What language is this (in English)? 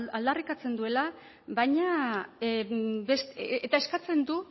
Basque